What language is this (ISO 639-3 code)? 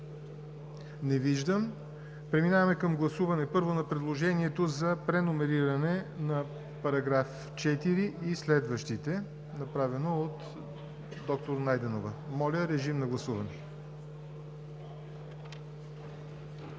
bul